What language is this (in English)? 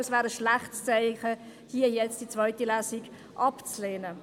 Swiss German